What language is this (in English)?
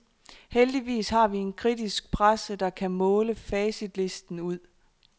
Danish